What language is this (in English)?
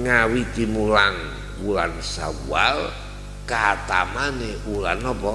Indonesian